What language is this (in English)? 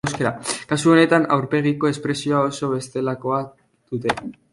Basque